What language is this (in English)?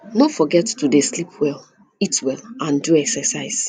Nigerian Pidgin